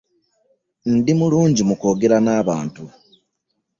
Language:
Ganda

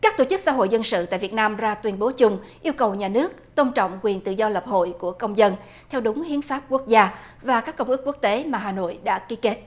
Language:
Vietnamese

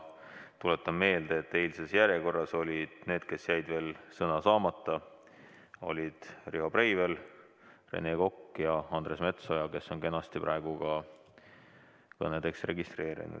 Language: Estonian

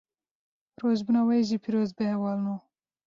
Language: Kurdish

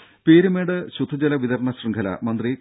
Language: Malayalam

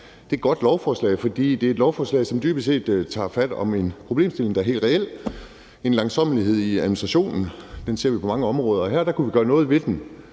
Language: Danish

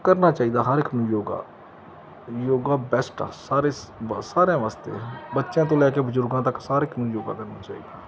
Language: Punjabi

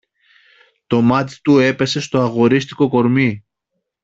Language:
Greek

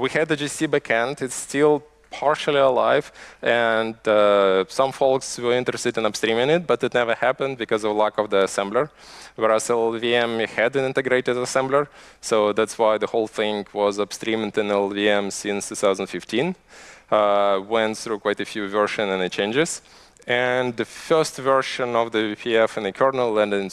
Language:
English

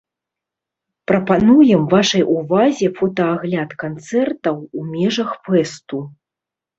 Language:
Belarusian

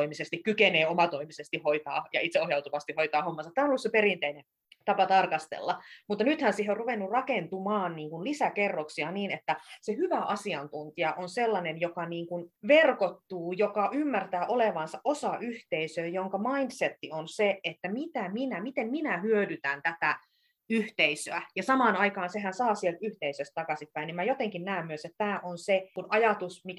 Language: Finnish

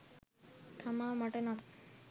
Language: Sinhala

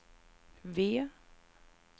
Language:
Swedish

